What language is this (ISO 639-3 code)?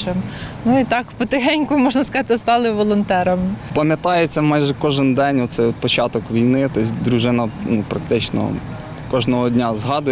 ukr